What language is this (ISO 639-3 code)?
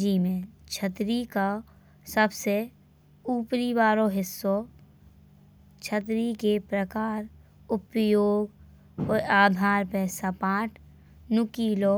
bns